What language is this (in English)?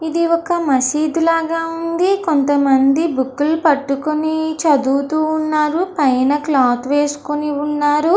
Telugu